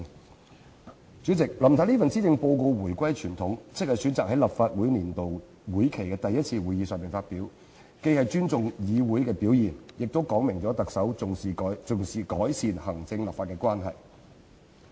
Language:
Cantonese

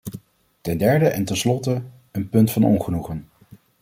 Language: Dutch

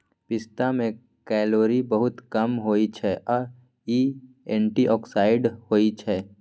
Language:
Maithili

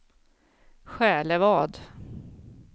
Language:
Swedish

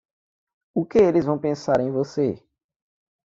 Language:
Portuguese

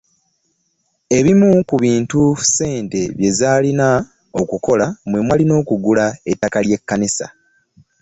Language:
Ganda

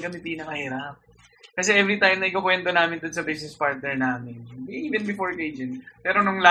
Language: Filipino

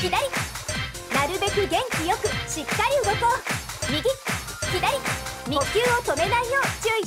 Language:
Japanese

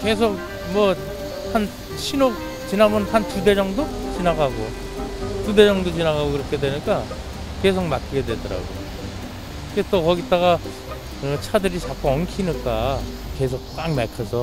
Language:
Korean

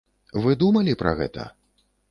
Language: Belarusian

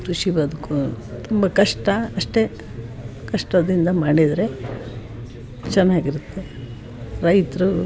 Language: Kannada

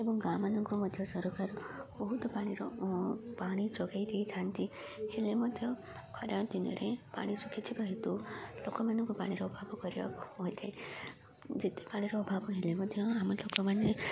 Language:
Odia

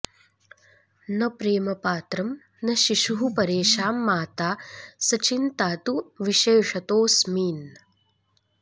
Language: Sanskrit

